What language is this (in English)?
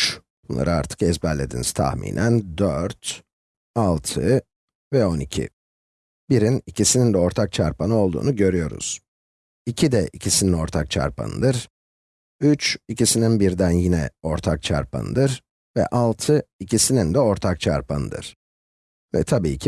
Turkish